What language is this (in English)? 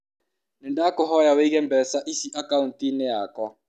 Kikuyu